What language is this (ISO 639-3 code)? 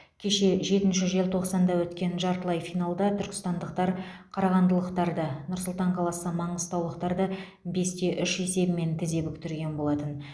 kaz